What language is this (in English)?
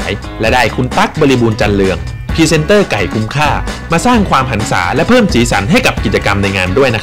Thai